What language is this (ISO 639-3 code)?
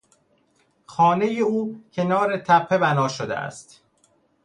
fas